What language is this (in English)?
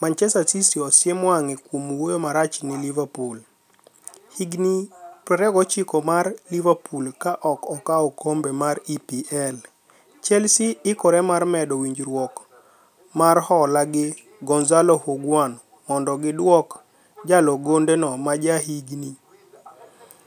Luo (Kenya and Tanzania)